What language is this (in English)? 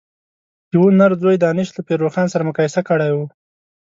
Pashto